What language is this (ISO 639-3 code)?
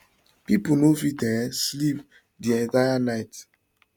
pcm